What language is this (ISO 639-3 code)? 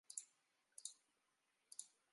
tha